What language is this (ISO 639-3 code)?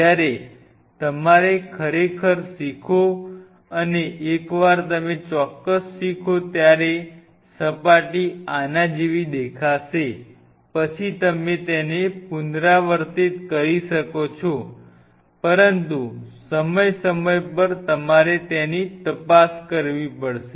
guj